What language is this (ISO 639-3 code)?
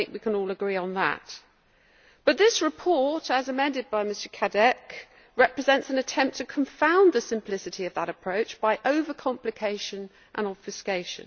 eng